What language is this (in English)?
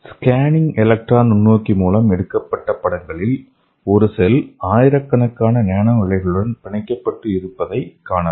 Tamil